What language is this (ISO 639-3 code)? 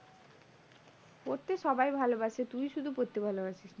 ben